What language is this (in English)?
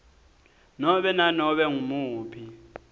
Swati